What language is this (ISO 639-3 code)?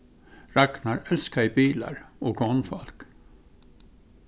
fao